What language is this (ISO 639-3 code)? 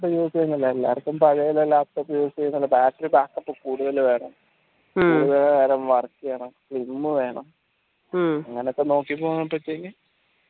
mal